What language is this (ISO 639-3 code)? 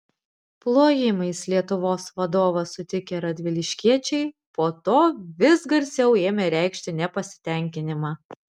lit